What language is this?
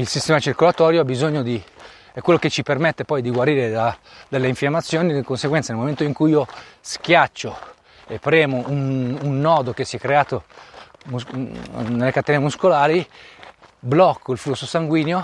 Italian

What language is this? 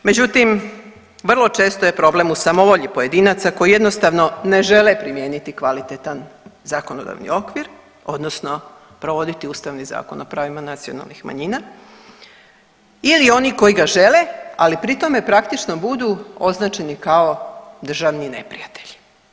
Croatian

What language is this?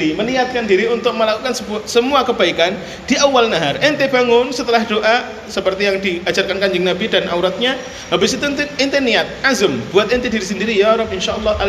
Indonesian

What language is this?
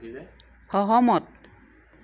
Assamese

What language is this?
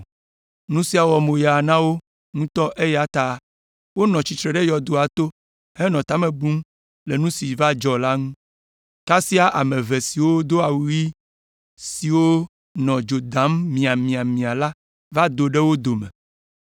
Ewe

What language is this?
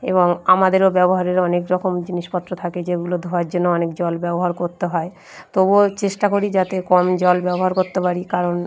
Bangla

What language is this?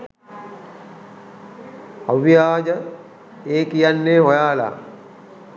Sinhala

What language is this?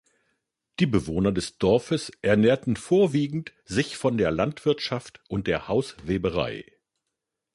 German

